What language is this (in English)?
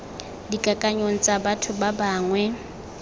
Tswana